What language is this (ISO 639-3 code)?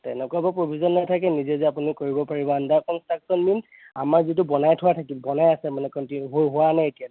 asm